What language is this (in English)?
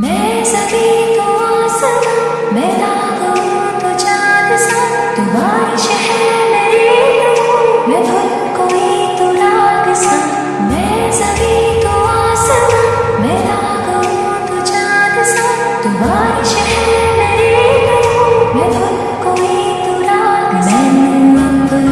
Hindi